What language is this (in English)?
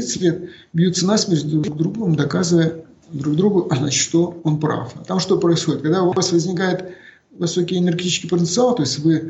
Russian